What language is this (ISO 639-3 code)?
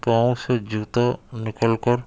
urd